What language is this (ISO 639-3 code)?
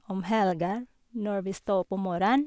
nor